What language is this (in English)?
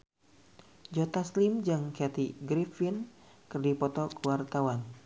Sundanese